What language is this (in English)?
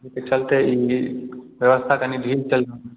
Maithili